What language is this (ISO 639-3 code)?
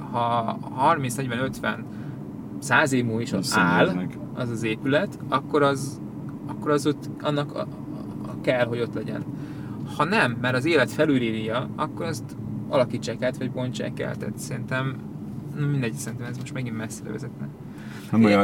hun